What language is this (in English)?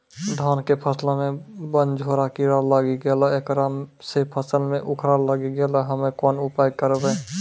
Maithili